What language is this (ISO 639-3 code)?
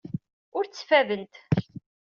kab